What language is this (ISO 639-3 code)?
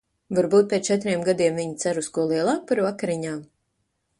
lav